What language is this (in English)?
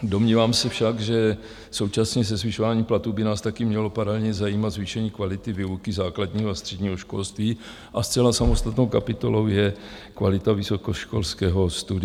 Czech